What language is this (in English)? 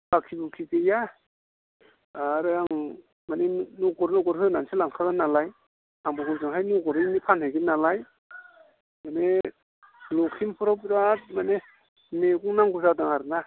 Bodo